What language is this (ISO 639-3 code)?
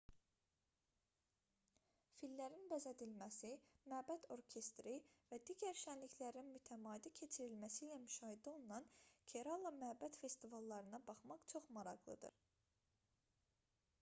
aze